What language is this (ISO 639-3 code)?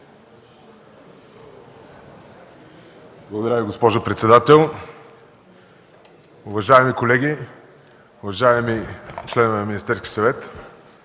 bul